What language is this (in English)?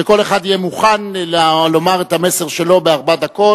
Hebrew